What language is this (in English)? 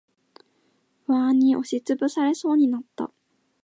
Japanese